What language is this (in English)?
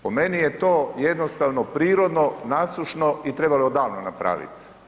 Croatian